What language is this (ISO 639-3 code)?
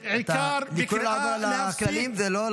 heb